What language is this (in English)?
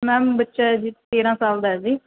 Punjabi